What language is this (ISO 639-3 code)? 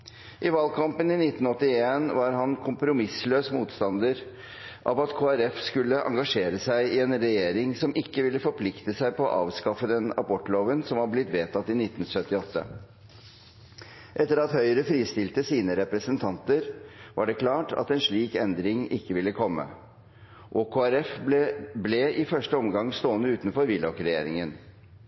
nob